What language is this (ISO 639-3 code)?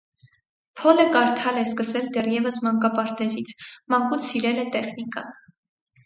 hye